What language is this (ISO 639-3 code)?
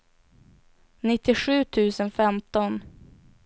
swe